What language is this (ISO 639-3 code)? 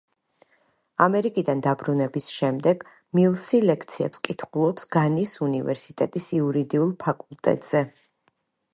kat